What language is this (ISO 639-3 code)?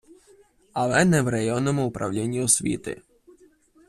ukr